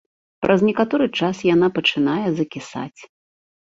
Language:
Belarusian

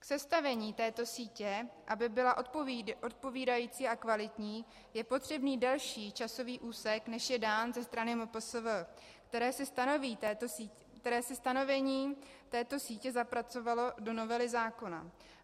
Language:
Czech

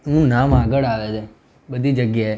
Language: Gujarati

